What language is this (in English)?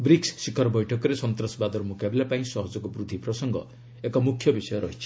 Odia